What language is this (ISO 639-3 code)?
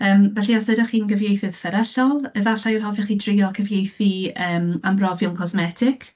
cym